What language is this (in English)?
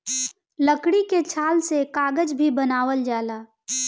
Bhojpuri